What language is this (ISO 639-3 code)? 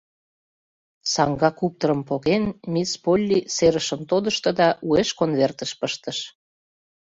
chm